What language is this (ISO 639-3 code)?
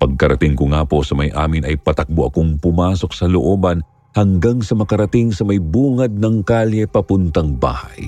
fil